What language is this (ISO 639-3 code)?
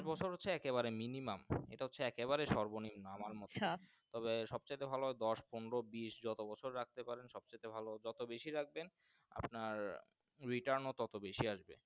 ben